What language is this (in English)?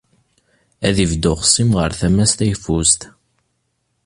Kabyle